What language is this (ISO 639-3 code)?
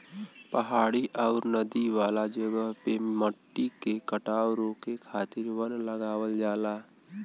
bho